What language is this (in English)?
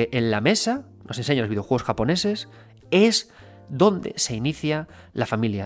Spanish